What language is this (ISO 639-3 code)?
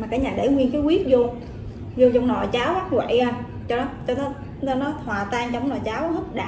vie